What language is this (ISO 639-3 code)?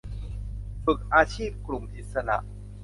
tha